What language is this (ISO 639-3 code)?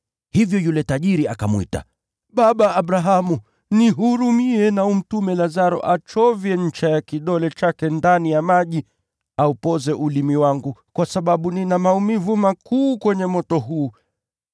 swa